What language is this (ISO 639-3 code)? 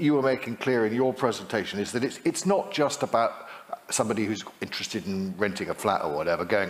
eng